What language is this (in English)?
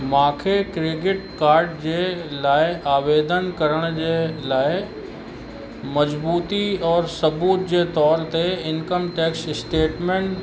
Sindhi